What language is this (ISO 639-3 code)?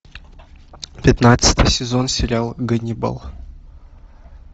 rus